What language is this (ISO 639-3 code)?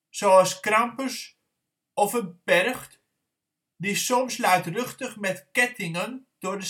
nld